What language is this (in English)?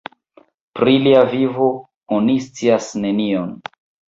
Esperanto